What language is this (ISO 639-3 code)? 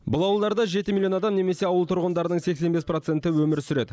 kaz